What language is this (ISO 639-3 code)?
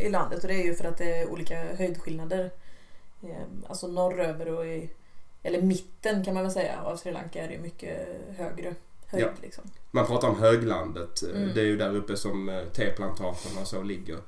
swe